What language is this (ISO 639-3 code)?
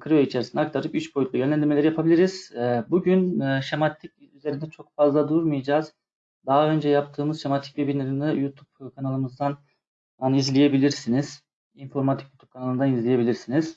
tur